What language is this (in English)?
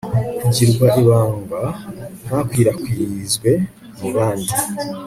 Kinyarwanda